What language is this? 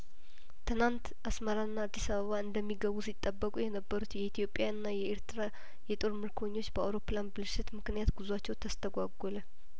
Amharic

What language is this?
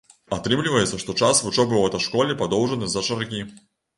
Belarusian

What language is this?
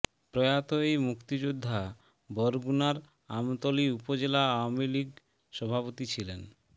Bangla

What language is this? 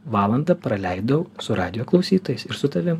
Lithuanian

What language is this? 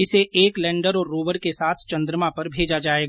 Hindi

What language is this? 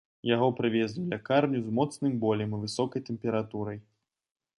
Belarusian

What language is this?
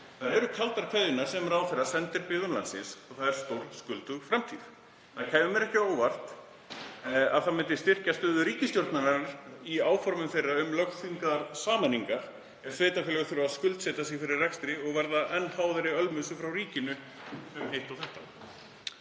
Icelandic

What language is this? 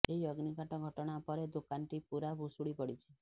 Odia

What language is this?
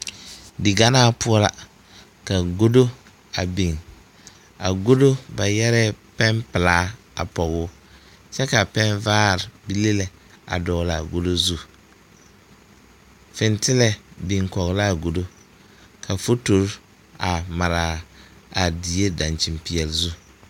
Southern Dagaare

